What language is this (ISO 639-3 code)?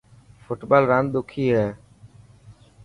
mki